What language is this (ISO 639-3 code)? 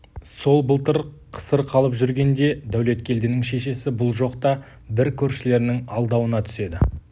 kaz